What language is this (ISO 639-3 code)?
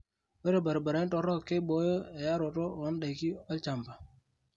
mas